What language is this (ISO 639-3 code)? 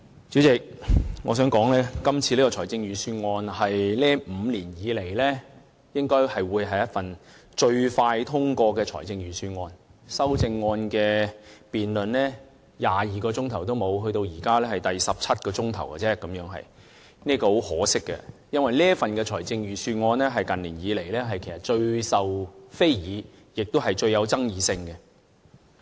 yue